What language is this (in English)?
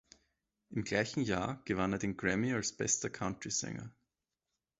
German